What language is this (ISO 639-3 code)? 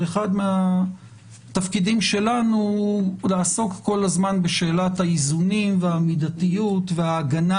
heb